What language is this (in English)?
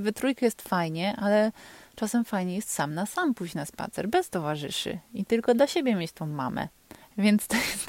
Polish